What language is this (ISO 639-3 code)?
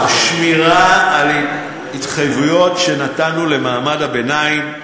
heb